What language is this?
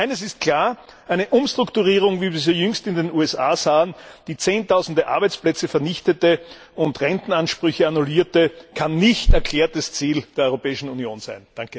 German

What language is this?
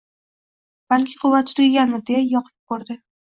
Uzbek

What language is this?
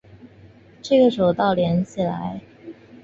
Chinese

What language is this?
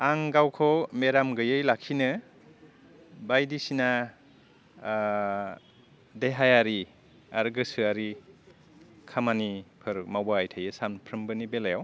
Bodo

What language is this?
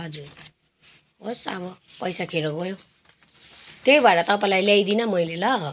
Nepali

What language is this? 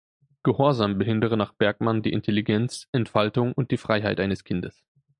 German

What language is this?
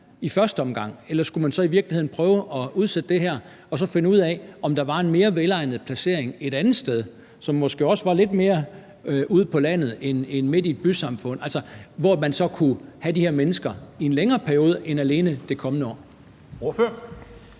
Danish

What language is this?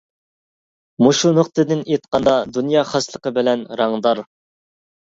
Uyghur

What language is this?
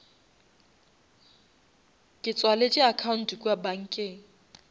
Northern Sotho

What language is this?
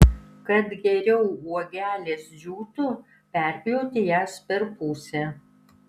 Lithuanian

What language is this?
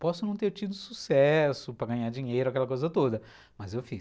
Portuguese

